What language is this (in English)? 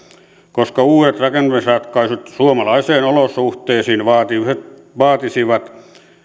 Finnish